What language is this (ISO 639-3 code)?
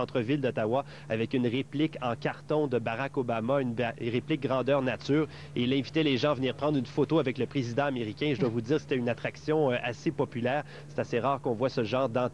fra